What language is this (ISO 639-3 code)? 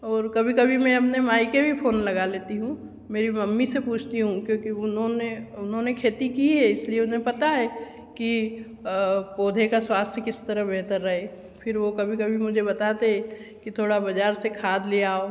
hin